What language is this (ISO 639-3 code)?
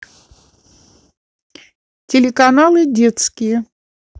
rus